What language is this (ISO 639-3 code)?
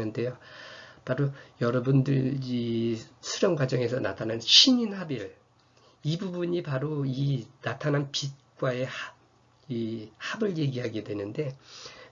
kor